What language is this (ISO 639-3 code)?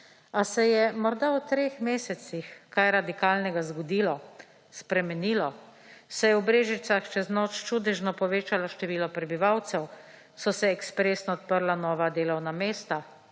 slv